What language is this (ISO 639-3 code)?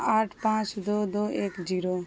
urd